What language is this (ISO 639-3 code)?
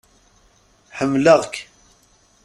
kab